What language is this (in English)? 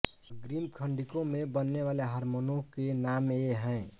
Hindi